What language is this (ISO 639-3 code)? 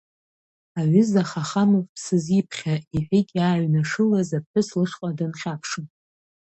abk